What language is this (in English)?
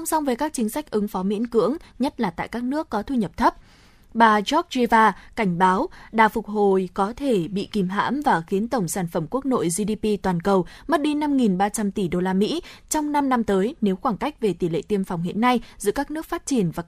Vietnamese